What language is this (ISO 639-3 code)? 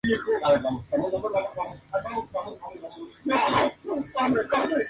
spa